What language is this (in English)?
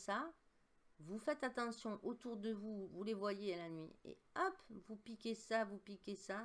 French